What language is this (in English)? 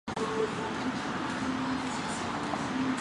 Chinese